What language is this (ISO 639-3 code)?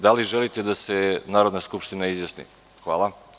srp